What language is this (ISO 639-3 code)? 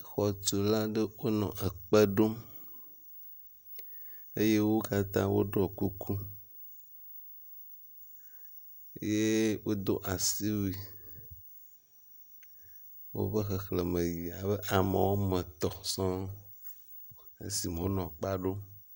ewe